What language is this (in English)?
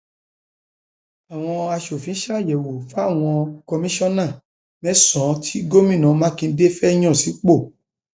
Yoruba